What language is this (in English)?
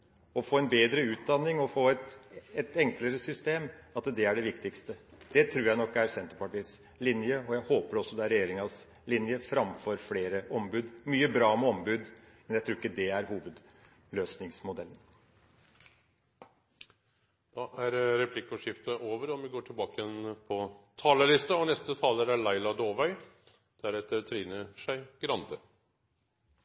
Norwegian Bokmål